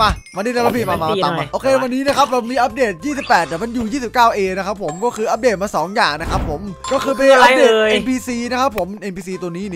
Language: Thai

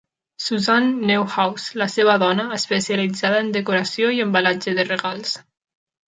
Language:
Catalan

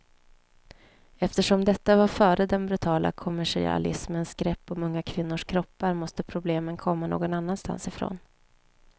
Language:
Swedish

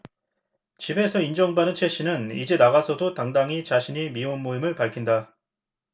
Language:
Korean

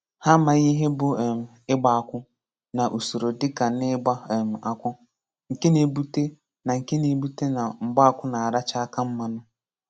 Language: Igbo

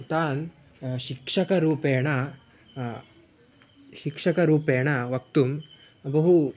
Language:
Sanskrit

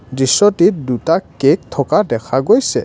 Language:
Assamese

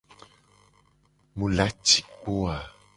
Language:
Gen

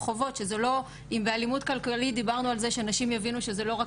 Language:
Hebrew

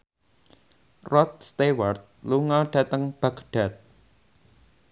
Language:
Javanese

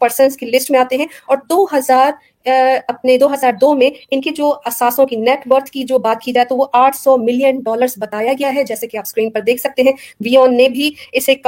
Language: Urdu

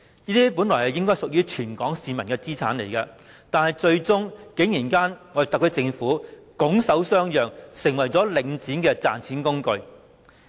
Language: Cantonese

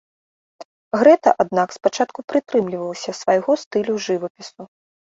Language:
Belarusian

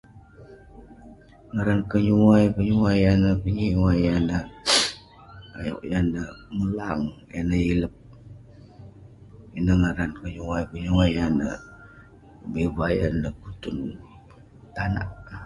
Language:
Western Penan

